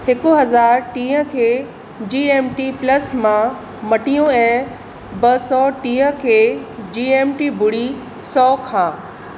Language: Sindhi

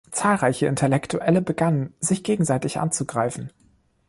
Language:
German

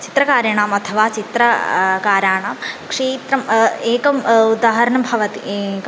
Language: Sanskrit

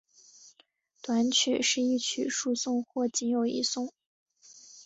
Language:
Chinese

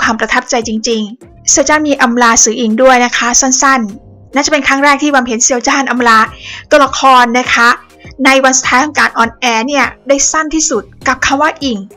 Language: Thai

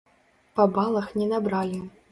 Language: Belarusian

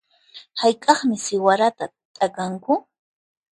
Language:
Puno Quechua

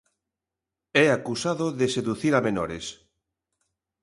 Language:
Galician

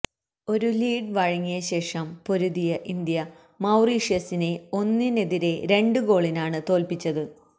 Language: Malayalam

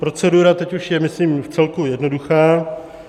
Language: Czech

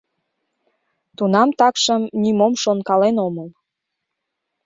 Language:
Mari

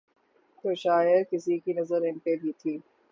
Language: Urdu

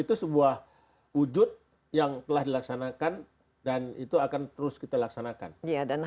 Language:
Indonesian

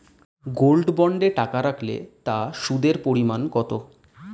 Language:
Bangla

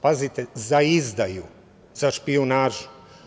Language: Serbian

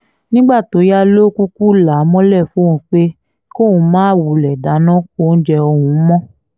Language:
Yoruba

